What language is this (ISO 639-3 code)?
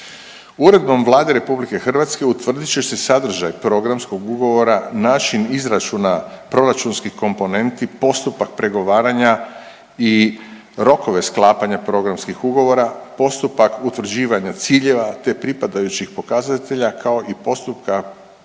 hrv